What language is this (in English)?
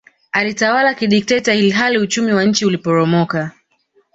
Swahili